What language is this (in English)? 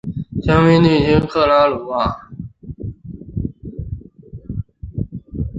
Chinese